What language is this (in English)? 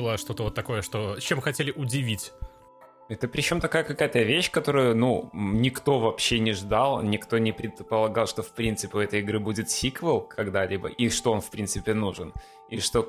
Russian